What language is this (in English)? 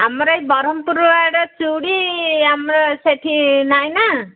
Odia